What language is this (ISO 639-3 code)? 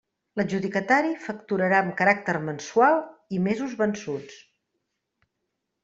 cat